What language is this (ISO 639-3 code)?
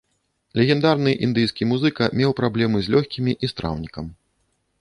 bel